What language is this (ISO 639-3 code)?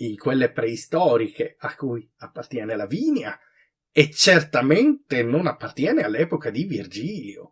ita